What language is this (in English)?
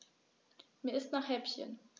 German